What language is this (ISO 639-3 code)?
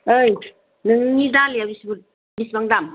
brx